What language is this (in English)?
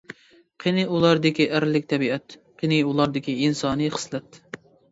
Uyghur